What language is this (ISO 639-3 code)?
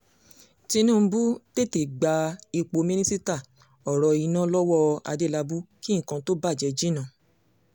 yor